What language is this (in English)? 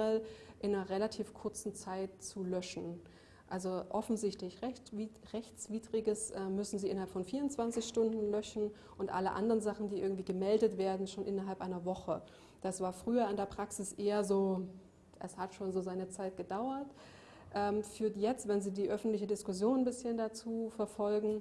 German